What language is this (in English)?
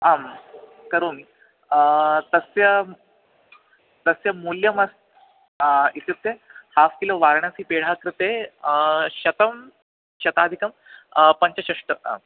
Sanskrit